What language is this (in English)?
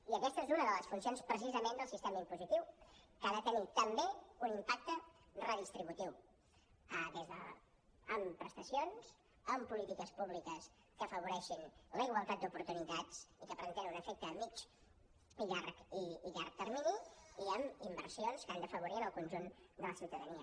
Catalan